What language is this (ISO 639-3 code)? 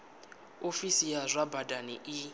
ven